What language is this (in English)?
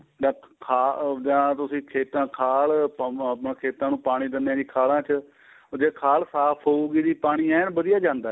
Punjabi